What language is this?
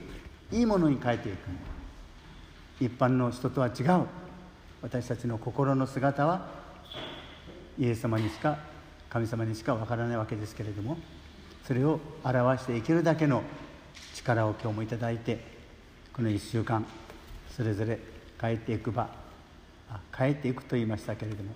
Japanese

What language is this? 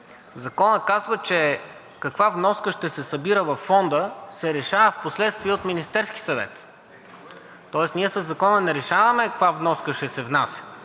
Bulgarian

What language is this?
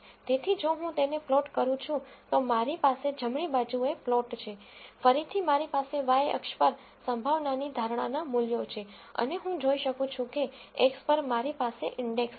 Gujarati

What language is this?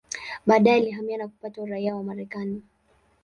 Swahili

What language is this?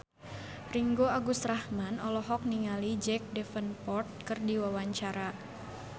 Sundanese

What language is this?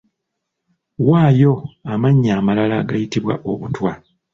Ganda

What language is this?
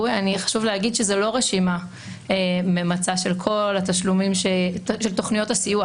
Hebrew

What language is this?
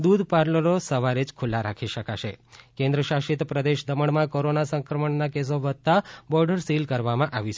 Gujarati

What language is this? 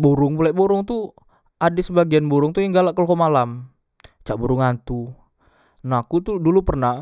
Musi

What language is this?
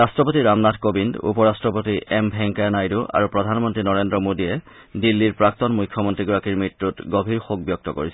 Assamese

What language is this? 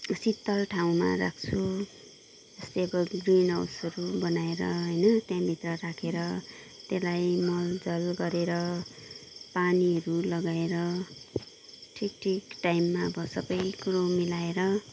Nepali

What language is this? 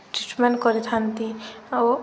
Odia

